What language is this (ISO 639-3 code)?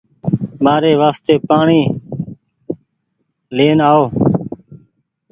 gig